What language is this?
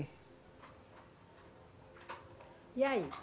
Portuguese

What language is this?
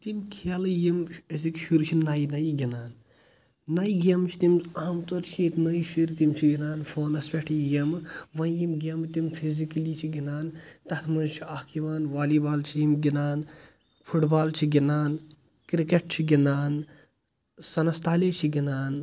Kashmiri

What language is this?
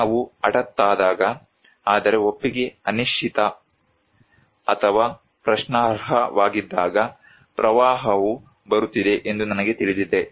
Kannada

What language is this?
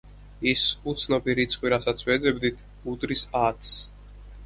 Georgian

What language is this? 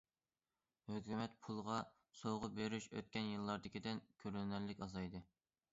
Uyghur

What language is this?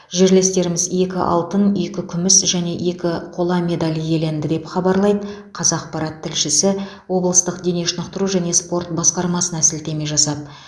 Kazakh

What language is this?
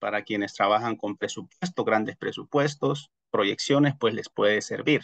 Spanish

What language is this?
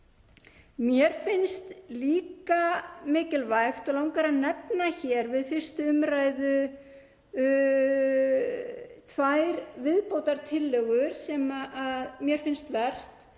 Icelandic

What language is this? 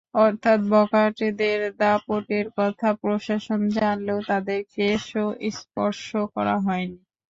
Bangla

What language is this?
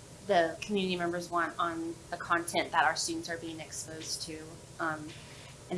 English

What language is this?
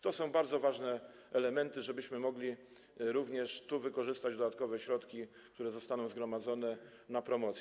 Polish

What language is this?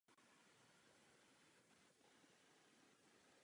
Czech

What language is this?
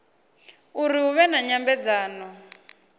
Venda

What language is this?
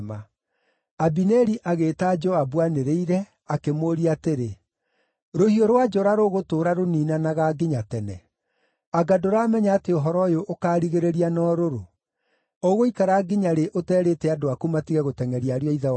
Kikuyu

